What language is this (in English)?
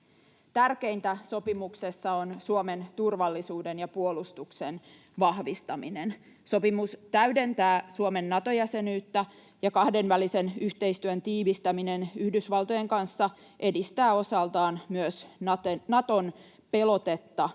Finnish